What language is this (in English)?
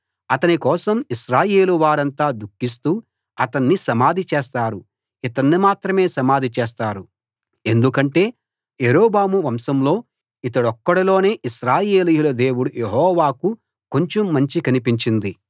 Telugu